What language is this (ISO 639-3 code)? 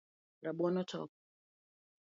luo